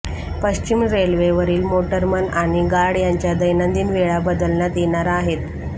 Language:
Marathi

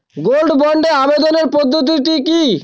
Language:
Bangla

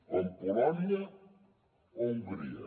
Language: Catalan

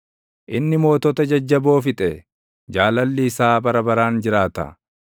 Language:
Oromo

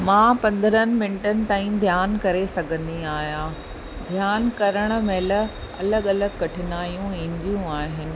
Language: Sindhi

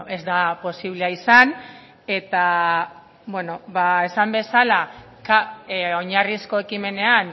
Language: Basque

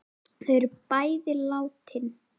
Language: Icelandic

